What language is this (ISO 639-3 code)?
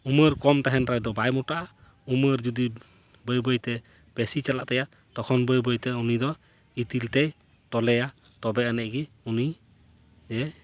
sat